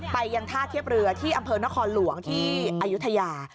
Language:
Thai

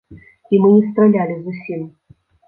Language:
Belarusian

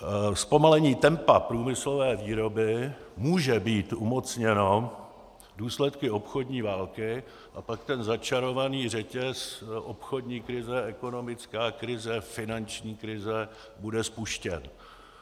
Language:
Czech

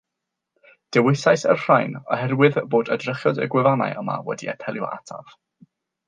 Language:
Welsh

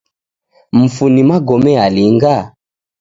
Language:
Taita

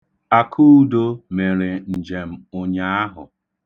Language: Igbo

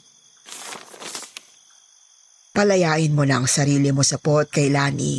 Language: Filipino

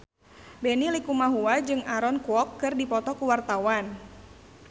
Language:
Sundanese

